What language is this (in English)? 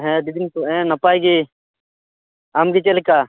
Santali